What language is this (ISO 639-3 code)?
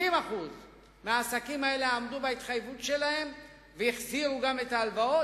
heb